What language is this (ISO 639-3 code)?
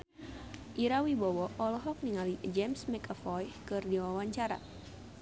sun